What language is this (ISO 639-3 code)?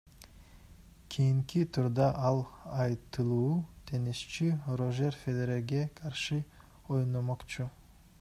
kir